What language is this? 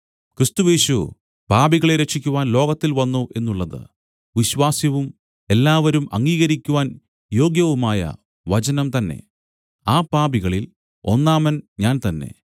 Malayalam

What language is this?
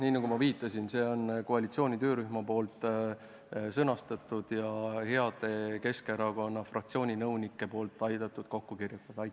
Estonian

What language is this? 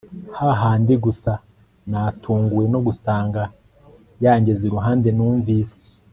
Kinyarwanda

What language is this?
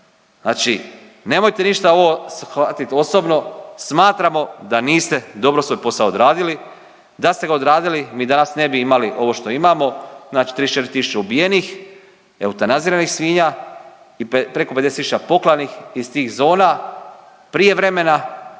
Croatian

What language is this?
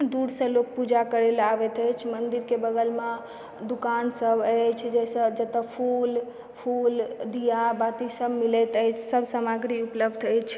Maithili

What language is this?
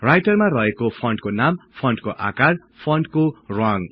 Nepali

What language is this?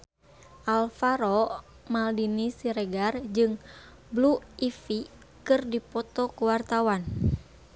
Sundanese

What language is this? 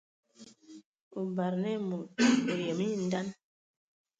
Ewondo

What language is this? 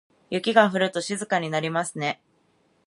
Japanese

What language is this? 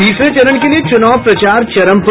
Hindi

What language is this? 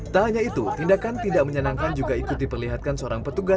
Indonesian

